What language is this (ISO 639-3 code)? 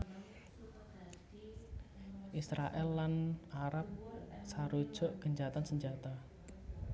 jav